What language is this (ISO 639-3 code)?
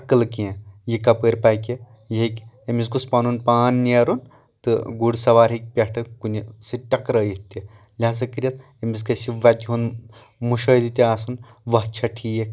kas